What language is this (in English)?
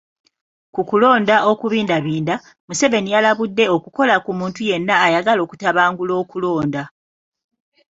Ganda